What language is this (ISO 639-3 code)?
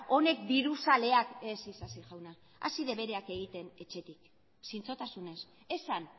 eus